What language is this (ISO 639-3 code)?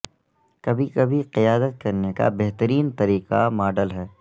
urd